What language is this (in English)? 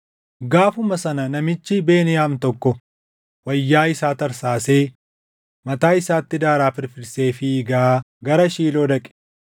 Oromo